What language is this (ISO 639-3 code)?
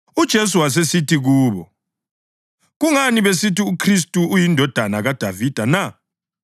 nde